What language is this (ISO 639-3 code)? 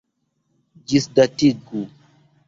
epo